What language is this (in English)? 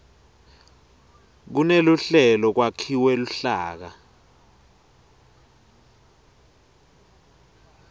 Swati